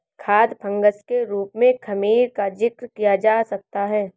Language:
Hindi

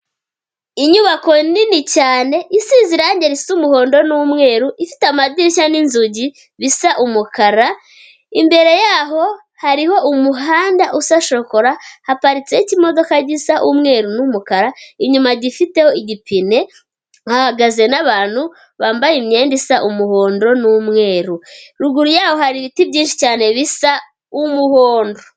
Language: Kinyarwanda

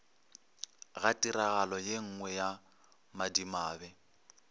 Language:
Northern Sotho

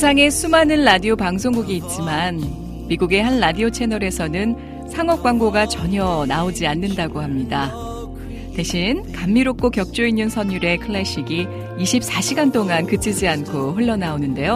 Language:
Korean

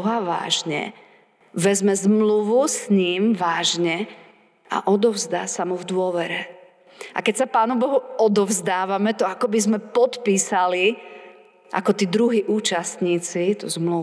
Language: Slovak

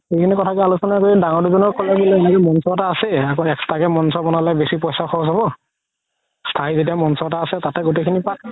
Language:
Assamese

